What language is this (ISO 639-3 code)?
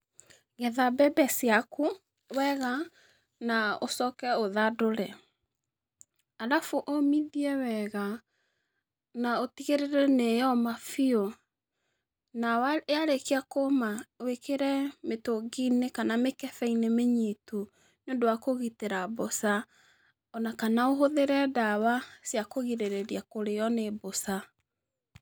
kik